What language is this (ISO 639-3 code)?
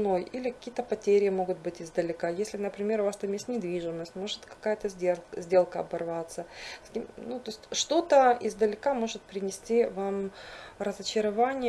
rus